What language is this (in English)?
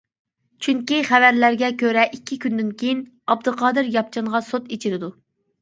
Uyghur